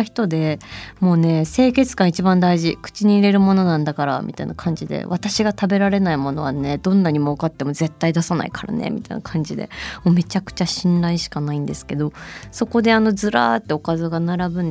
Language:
Japanese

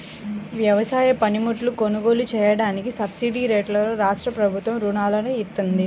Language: Telugu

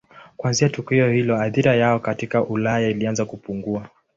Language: Swahili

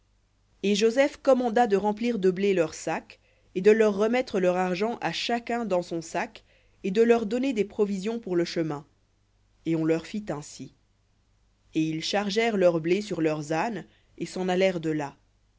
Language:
French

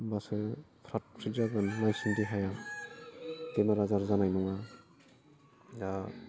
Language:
Bodo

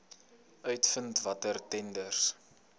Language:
Afrikaans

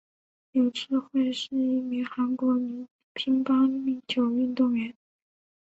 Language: Chinese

